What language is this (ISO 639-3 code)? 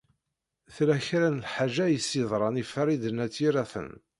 kab